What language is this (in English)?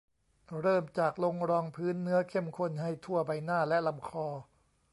Thai